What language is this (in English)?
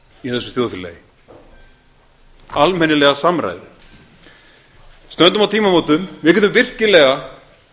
Icelandic